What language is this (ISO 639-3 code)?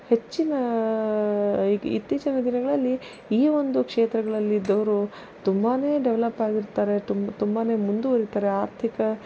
kan